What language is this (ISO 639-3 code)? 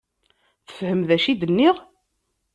kab